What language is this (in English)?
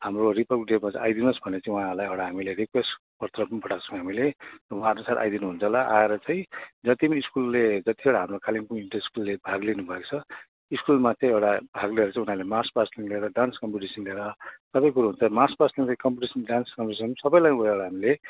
Nepali